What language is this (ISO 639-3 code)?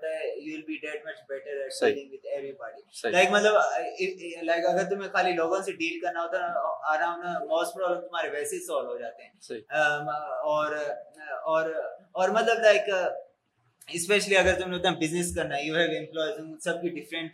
urd